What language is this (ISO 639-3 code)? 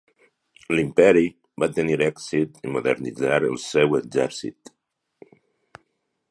cat